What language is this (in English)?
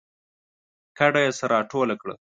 Pashto